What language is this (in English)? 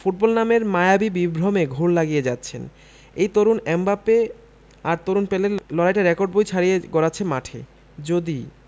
Bangla